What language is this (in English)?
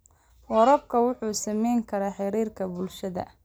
Somali